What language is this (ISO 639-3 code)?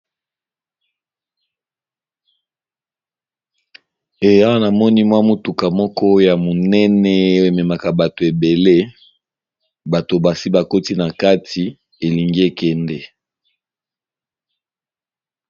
lin